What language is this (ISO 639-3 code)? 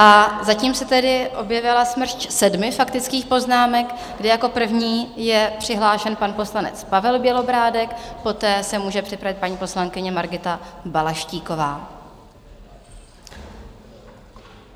ces